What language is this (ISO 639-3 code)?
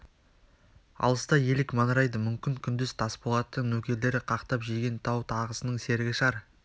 kaz